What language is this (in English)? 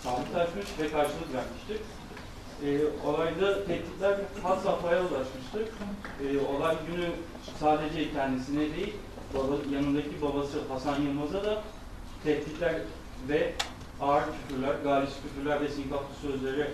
Turkish